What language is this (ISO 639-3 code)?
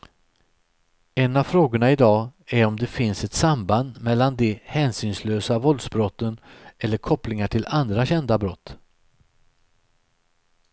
swe